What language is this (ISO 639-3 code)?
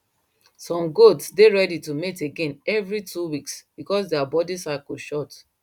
pcm